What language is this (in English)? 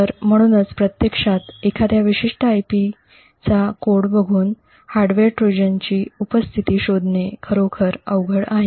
Marathi